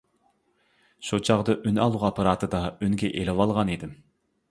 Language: Uyghur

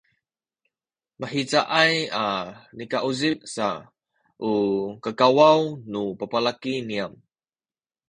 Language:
Sakizaya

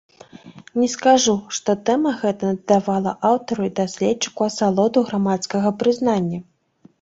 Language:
Belarusian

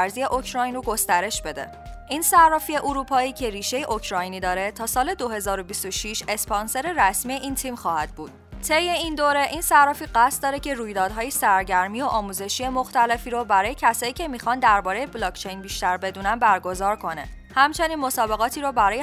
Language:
Persian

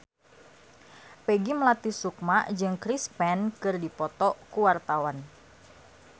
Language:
Sundanese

